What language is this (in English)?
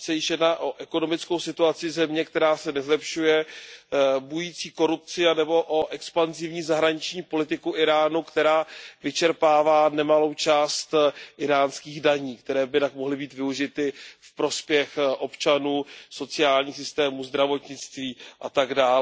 Czech